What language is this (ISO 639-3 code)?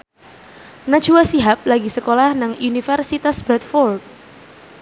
jav